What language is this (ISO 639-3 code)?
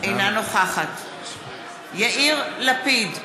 heb